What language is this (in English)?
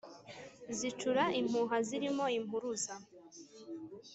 Kinyarwanda